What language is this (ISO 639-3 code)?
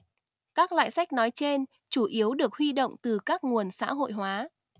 vie